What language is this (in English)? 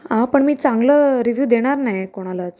Marathi